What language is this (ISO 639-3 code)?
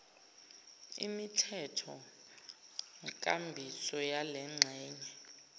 zul